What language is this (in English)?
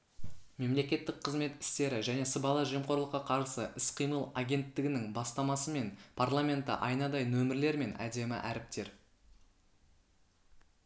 Kazakh